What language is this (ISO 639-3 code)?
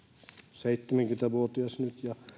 fin